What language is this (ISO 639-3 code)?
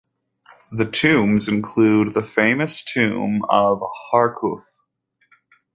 eng